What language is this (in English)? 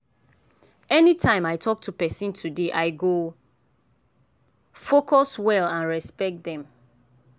Nigerian Pidgin